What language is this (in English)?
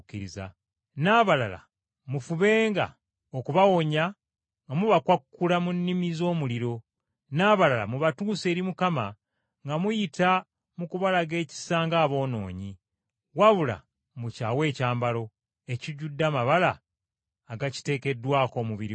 Ganda